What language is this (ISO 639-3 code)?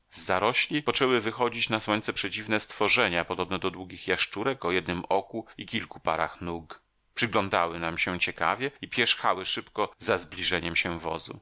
pol